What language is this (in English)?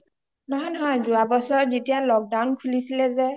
Assamese